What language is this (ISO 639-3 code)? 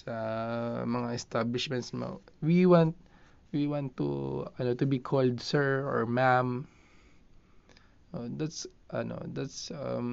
fil